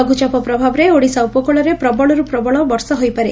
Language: Odia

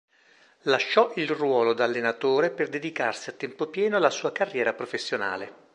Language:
Italian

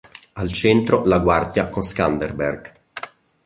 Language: Italian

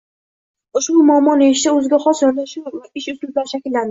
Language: Uzbek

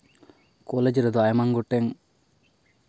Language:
Santali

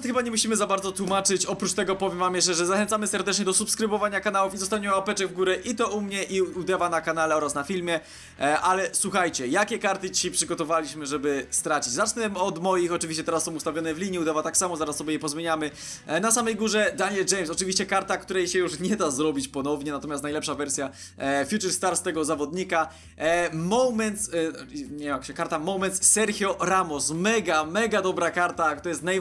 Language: Polish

